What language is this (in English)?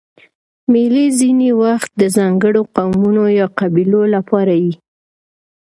Pashto